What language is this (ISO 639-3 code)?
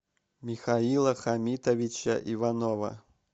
rus